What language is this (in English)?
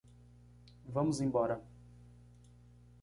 Portuguese